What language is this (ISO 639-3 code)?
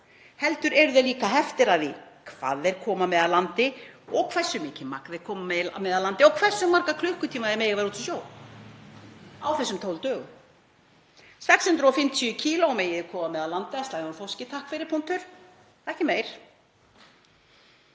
isl